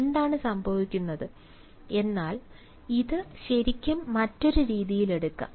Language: Malayalam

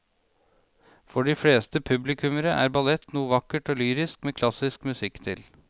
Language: Norwegian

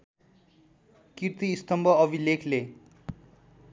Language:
Nepali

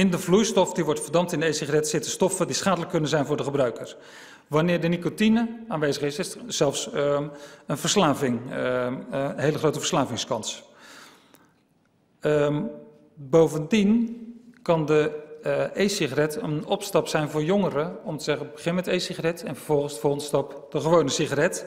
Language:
Dutch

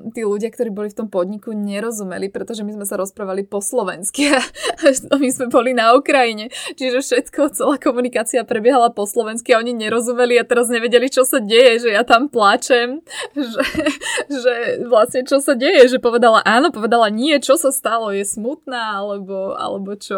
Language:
Slovak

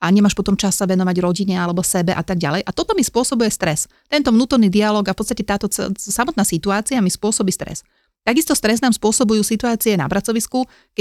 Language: Slovak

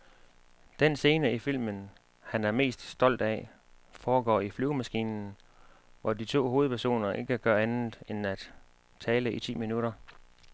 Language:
Danish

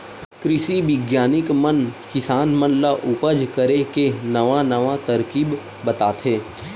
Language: Chhattisgarhi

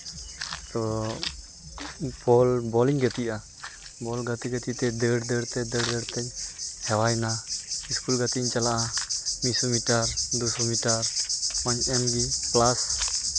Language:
Santali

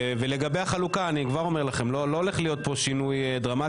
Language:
Hebrew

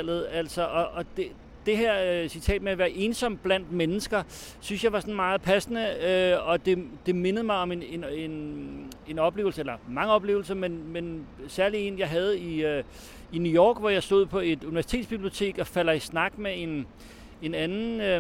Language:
Danish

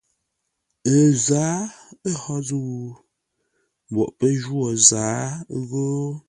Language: Ngombale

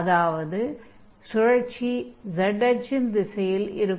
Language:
Tamil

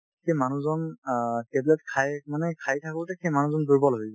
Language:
Assamese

